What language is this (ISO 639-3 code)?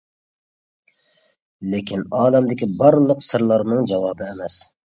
uig